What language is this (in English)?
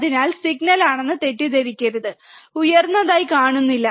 Malayalam